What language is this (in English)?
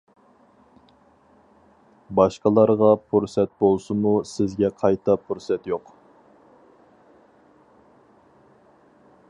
Uyghur